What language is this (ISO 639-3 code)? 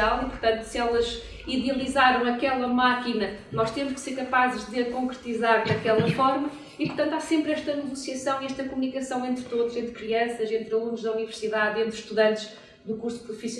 por